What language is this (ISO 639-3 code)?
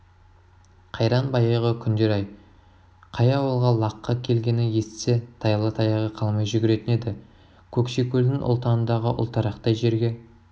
kaz